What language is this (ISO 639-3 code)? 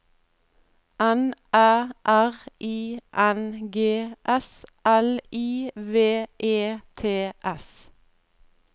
nor